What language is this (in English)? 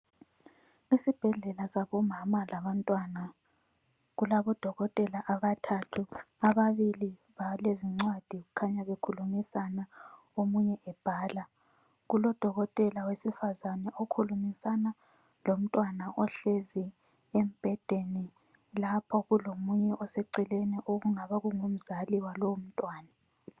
North Ndebele